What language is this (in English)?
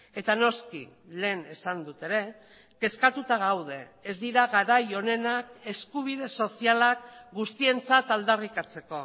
Basque